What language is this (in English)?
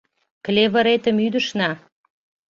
Mari